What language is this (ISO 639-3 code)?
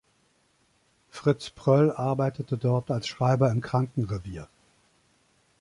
deu